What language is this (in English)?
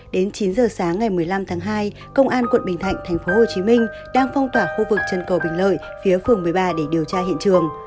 Vietnamese